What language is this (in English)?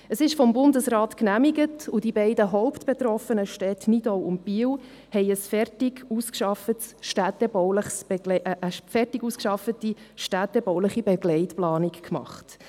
Swiss German